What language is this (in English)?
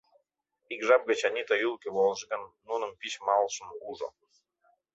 Mari